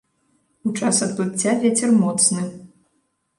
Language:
Belarusian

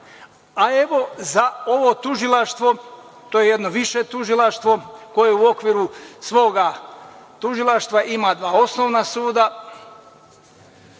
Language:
Serbian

